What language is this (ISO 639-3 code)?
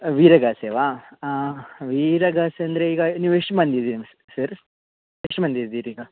kan